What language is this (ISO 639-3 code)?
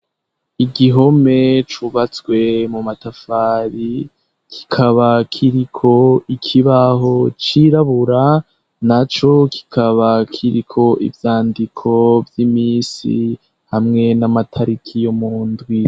run